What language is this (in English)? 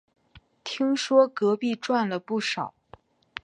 Chinese